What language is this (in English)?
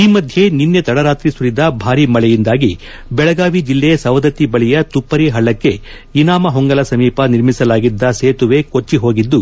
Kannada